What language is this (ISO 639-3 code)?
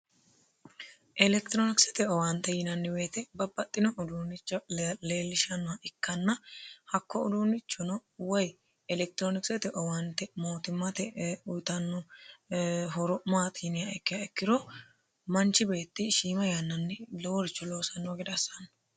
sid